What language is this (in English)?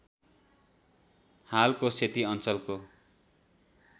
Nepali